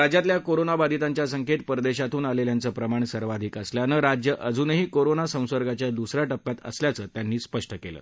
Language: Marathi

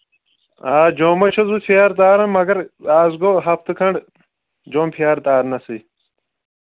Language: Kashmiri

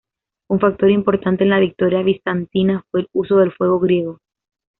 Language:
Spanish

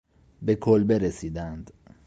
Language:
Persian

